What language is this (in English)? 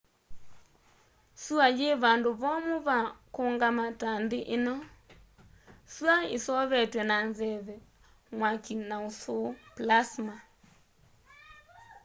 Kamba